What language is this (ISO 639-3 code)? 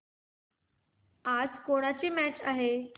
mar